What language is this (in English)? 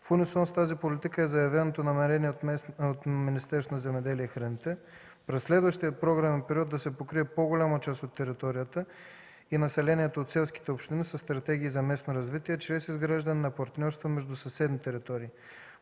Bulgarian